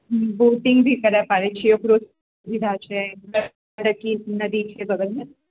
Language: Maithili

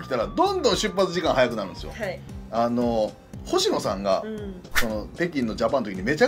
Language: Japanese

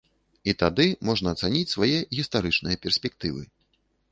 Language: Belarusian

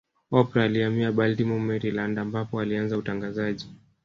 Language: Swahili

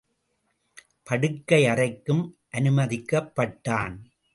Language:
Tamil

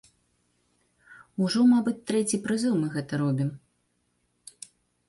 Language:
Belarusian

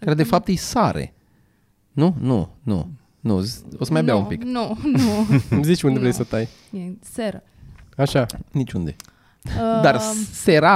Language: Romanian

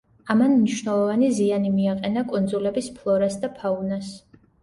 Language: Georgian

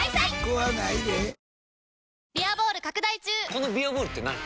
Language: Japanese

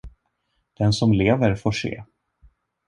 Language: Swedish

